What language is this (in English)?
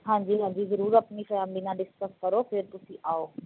Punjabi